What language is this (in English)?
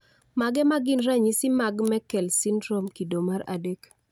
Luo (Kenya and Tanzania)